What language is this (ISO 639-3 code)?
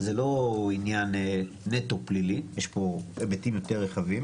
heb